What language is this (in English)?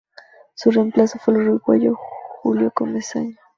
Spanish